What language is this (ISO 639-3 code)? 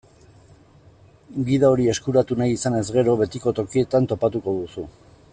eus